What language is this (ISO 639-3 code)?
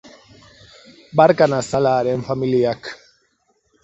eus